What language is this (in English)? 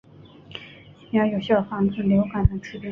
Chinese